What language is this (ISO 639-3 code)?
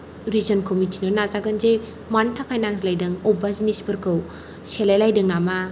brx